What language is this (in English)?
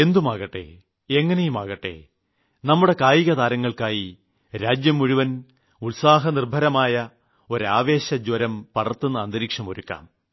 Malayalam